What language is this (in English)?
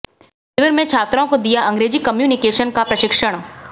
Hindi